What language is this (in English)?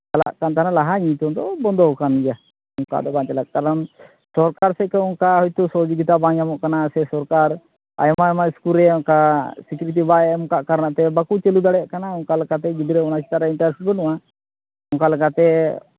Santali